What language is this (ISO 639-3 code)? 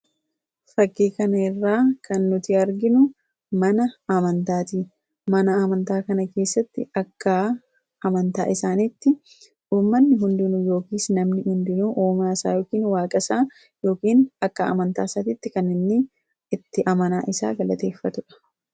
orm